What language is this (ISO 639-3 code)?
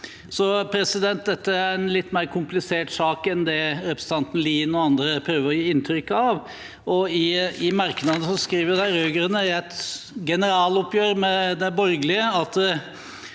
nor